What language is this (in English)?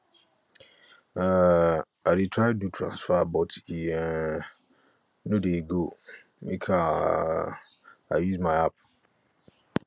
Nigerian Pidgin